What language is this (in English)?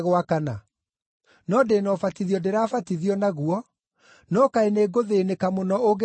Kikuyu